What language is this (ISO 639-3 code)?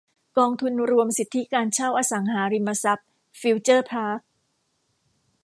tha